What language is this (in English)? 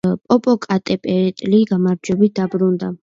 Georgian